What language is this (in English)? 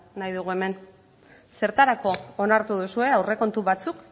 Basque